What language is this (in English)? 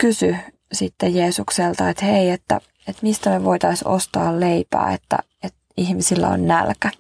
Finnish